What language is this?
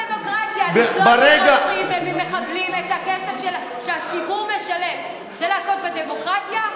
Hebrew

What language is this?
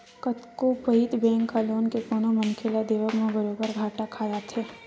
Chhattisgarhi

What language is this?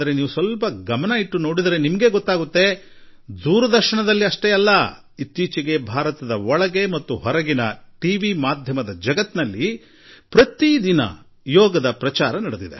Kannada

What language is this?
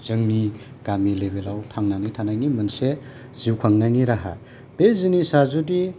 Bodo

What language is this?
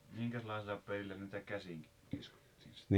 Finnish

